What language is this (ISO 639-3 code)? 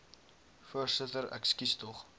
afr